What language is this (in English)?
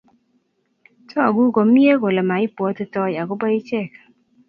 Kalenjin